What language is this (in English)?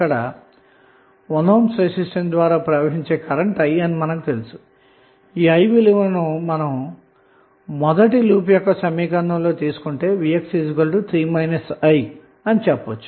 Telugu